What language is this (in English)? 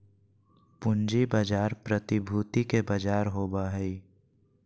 Magahi